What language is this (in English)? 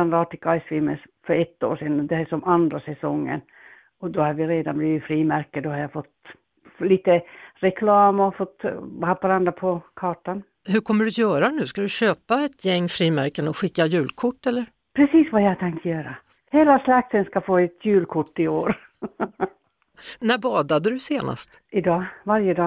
Swedish